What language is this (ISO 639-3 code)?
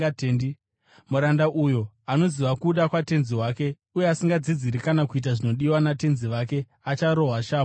sna